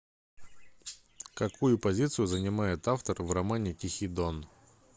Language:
Russian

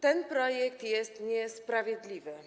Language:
Polish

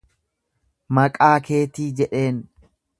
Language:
Oromo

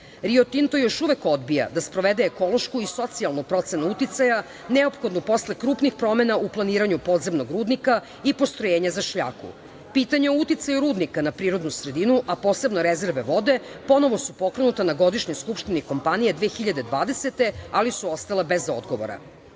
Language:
Serbian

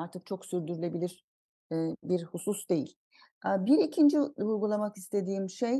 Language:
Turkish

